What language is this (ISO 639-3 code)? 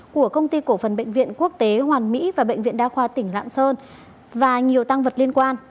vie